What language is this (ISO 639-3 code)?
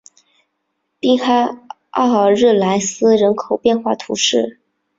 zho